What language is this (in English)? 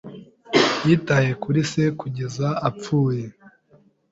Kinyarwanda